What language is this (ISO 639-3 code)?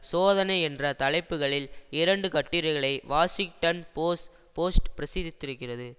tam